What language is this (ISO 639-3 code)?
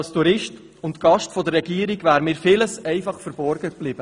gsw